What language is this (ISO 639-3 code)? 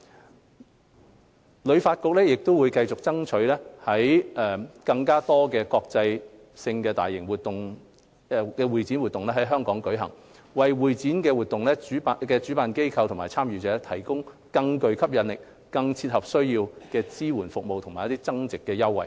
yue